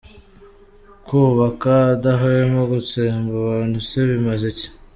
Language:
Kinyarwanda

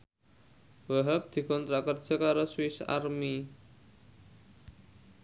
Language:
Javanese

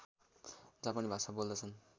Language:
Nepali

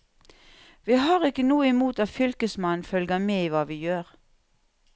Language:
Norwegian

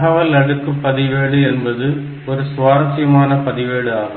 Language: Tamil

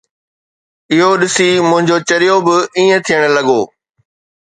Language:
Sindhi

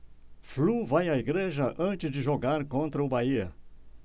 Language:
Portuguese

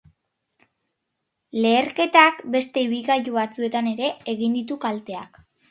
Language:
Basque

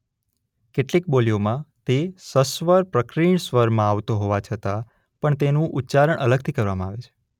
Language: Gujarati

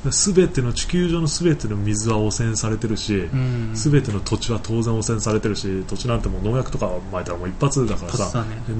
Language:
Japanese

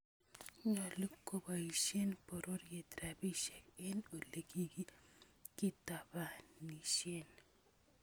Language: Kalenjin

